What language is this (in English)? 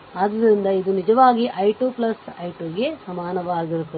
Kannada